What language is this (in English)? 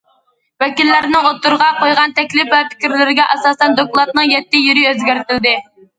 Uyghur